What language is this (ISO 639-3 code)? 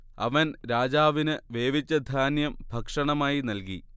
mal